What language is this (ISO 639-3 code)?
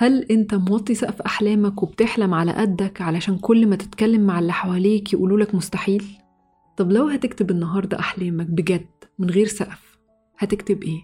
ara